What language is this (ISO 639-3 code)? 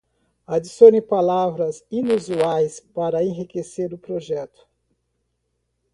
por